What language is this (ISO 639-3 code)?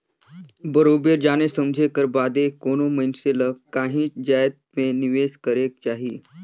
hne